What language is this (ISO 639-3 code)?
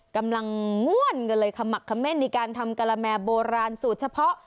tha